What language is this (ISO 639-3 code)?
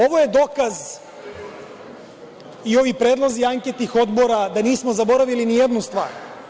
srp